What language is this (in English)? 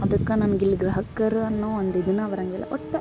Kannada